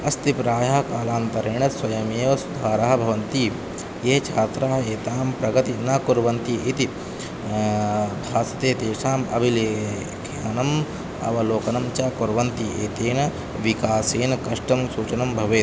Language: Sanskrit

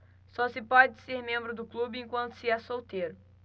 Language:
Portuguese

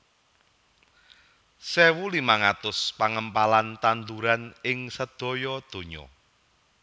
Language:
Javanese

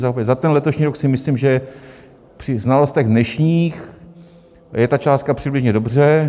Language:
Czech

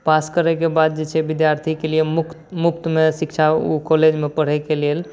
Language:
Maithili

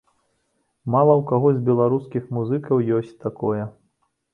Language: Belarusian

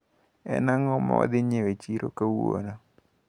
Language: Luo (Kenya and Tanzania)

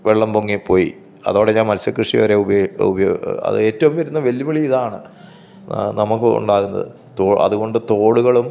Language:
Malayalam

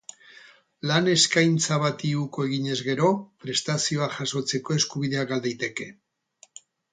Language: Basque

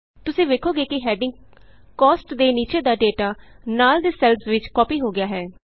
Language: Punjabi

